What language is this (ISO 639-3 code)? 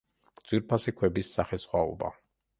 kat